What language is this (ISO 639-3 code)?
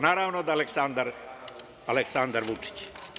srp